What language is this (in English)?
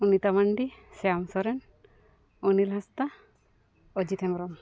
Santali